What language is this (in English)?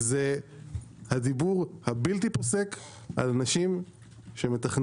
Hebrew